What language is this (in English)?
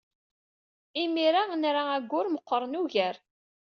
Kabyle